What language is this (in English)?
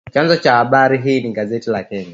Swahili